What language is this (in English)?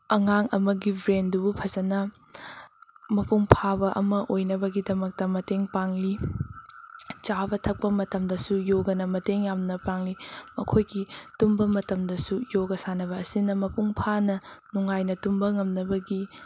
Manipuri